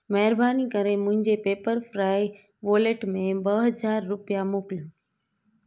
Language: Sindhi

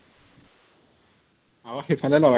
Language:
Assamese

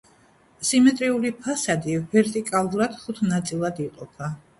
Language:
Georgian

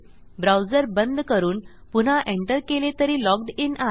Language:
Marathi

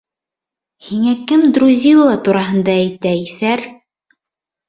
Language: Bashkir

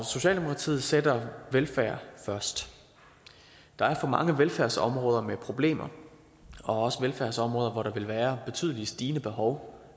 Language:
Danish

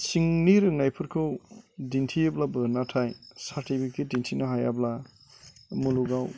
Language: Bodo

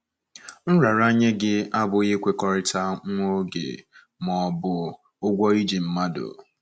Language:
Igbo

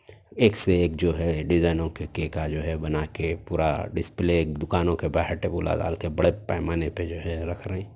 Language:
Urdu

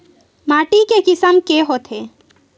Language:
Chhattisgarhi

